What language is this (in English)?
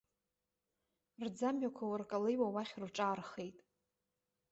Abkhazian